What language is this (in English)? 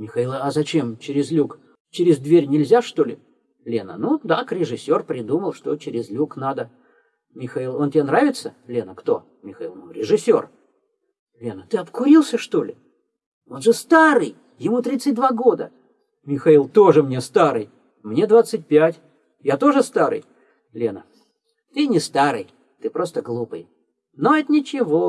Russian